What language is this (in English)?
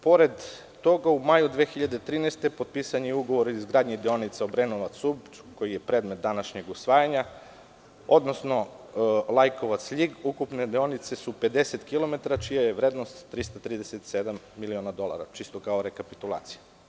Serbian